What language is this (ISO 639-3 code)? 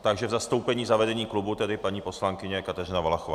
ces